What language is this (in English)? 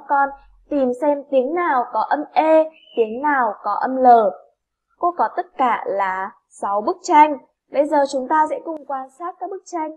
Vietnamese